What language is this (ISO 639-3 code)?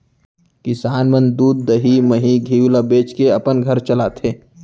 hne